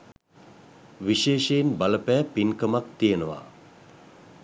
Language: Sinhala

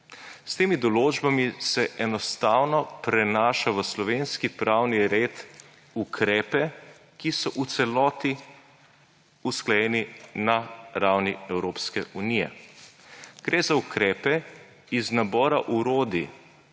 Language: Slovenian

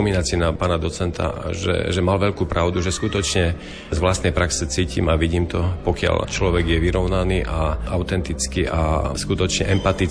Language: Slovak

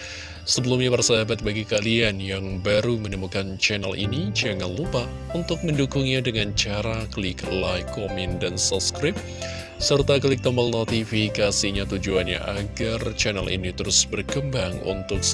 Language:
Indonesian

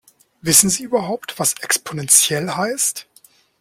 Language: German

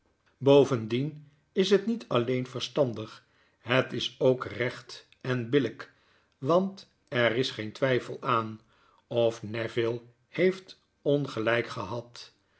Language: Dutch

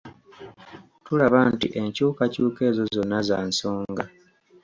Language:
Ganda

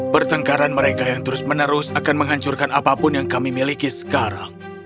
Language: Indonesian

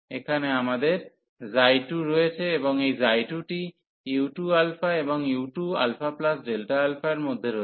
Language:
Bangla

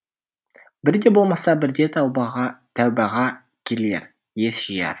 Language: Kazakh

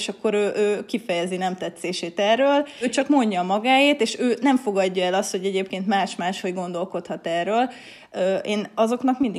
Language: Hungarian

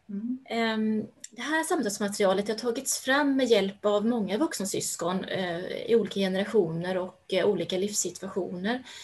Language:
Swedish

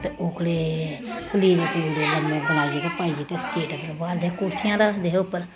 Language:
Dogri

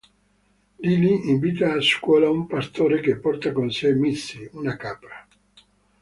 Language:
Italian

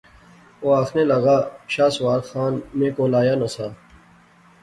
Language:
Pahari-Potwari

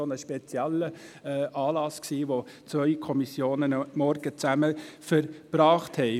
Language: Swiss German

